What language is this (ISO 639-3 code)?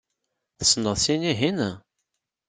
kab